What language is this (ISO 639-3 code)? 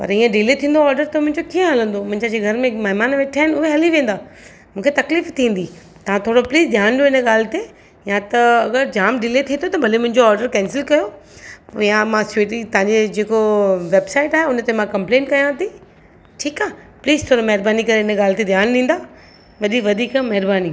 snd